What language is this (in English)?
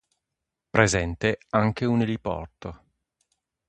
Italian